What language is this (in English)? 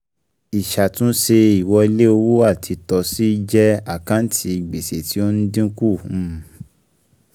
Yoruba